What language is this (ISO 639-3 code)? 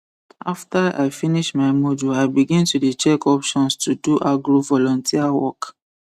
pcm